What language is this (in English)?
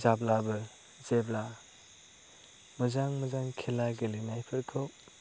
Bodo